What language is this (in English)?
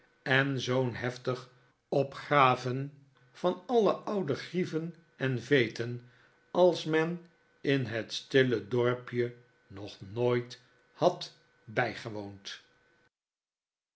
Dutch